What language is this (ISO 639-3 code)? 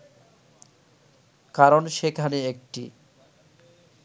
ben